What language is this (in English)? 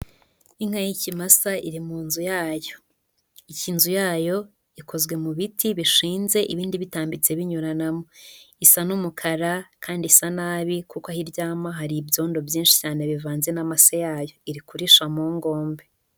Kinyarwanda